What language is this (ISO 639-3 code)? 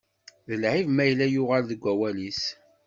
kab